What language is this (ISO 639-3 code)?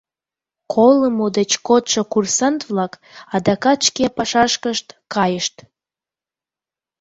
chm